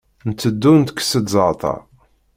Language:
Kabyle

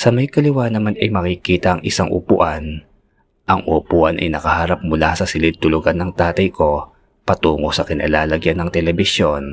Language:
Filipino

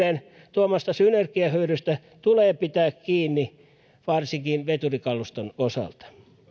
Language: Finnish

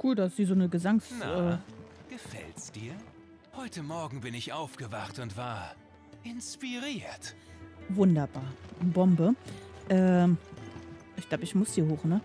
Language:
German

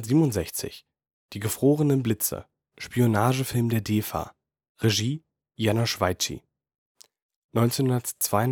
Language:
German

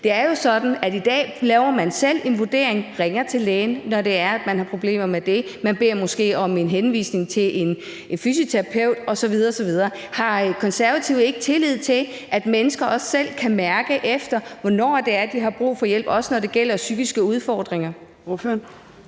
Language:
Danish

